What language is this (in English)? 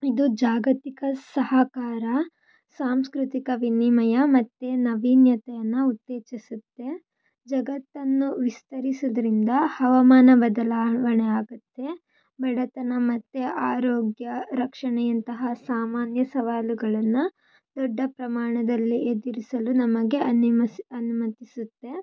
Kannada